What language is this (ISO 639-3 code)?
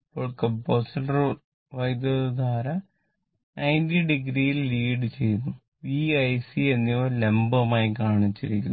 mal